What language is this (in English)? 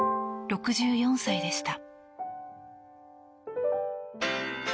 Japanese